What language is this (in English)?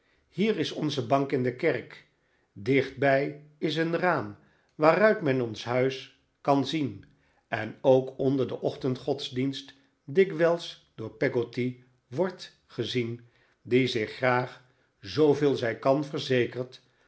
Dutch